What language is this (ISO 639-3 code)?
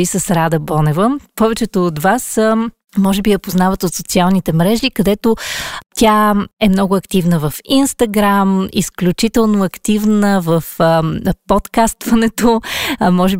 bul